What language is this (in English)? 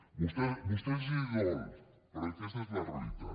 Catalan